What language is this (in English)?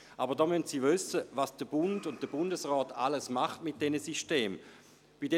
Swiss German